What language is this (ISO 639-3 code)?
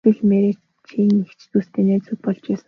mon